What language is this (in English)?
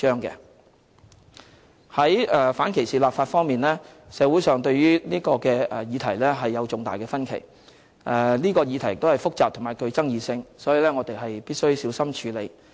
Cantonese